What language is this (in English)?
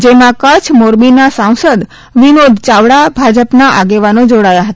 Gujarati